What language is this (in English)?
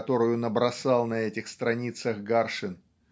Russian